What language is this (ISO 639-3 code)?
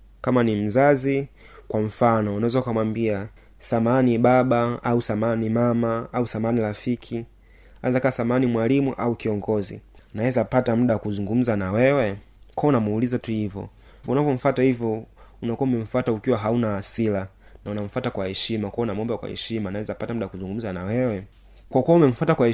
swa